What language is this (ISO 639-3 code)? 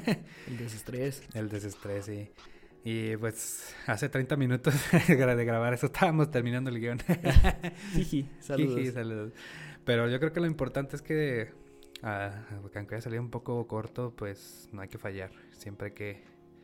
spa